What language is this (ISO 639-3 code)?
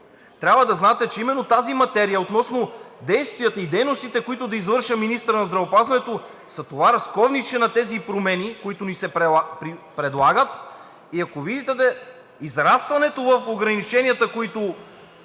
bul